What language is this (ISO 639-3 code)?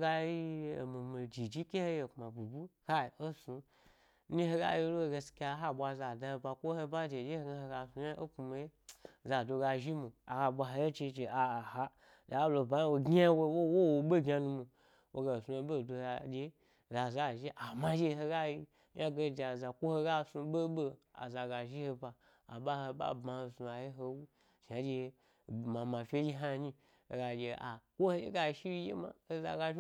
gby